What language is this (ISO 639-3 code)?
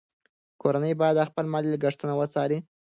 pus